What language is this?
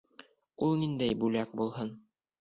Bashkir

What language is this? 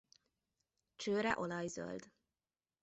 Hungarian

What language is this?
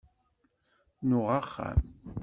Kabyle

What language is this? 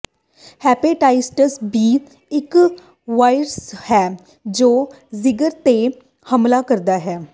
Punjabi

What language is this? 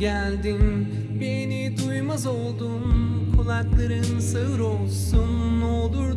Turkish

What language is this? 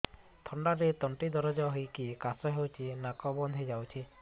Odia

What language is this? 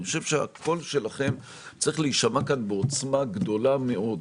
Hebrew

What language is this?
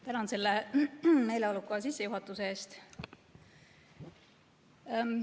Estonian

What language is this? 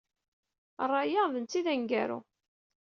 Kabyle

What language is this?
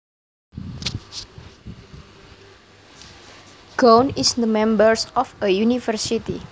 Javanese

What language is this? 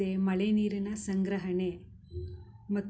Kannada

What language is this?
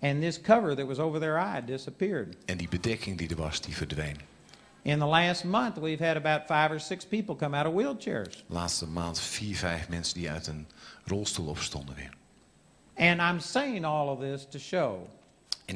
Dutch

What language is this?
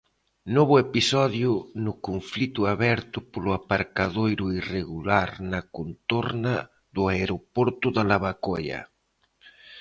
Galician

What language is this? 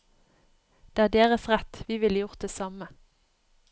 Norwegian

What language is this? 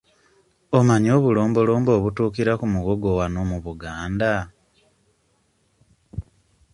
Ganda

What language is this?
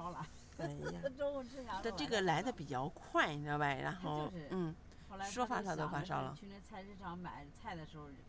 Chinese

